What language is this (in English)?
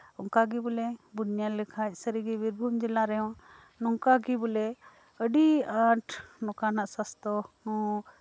Santali